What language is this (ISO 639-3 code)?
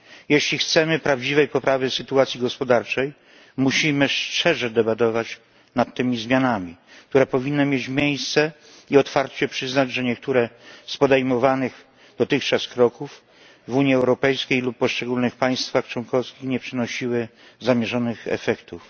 pol